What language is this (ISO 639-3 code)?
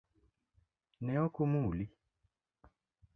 luo